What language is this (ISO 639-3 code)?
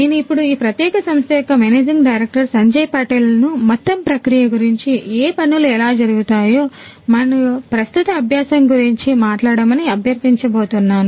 tel